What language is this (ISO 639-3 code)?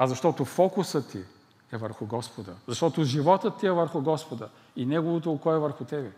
bul